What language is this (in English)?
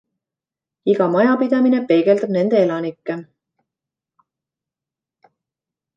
Estonian